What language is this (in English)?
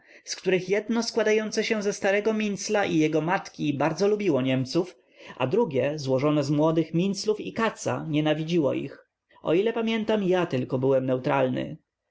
Polish